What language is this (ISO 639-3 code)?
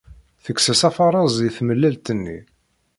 kab